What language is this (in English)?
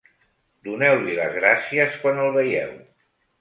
Catalan